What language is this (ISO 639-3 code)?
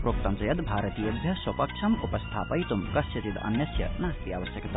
san